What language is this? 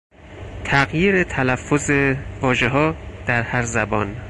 Persian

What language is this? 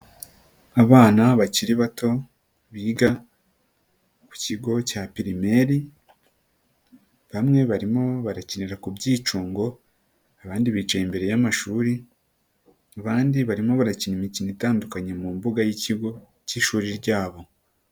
Kinyarwanda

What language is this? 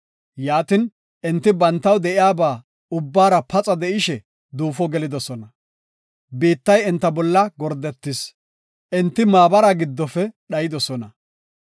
Gofa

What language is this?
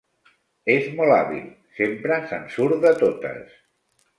Catalan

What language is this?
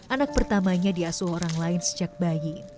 Indonesian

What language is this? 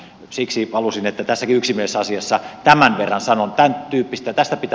Finnish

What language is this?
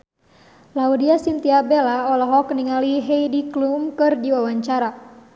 Sundanese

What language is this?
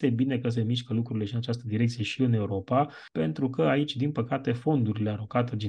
Romanian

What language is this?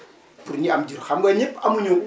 Wolof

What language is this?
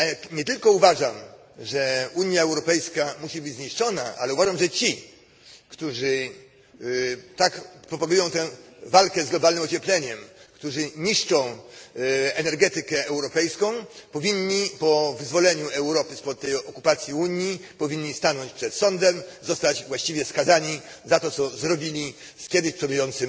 Polish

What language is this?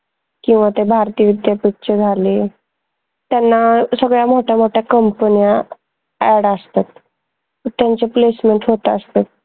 Marathi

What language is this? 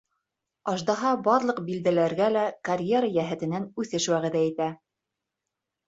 Bashkir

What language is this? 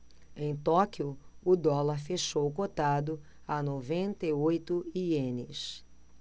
Portuguese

